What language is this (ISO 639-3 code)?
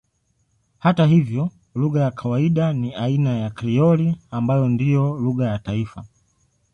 swa